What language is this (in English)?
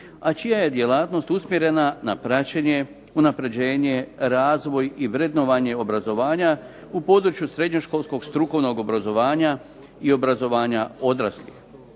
Croatian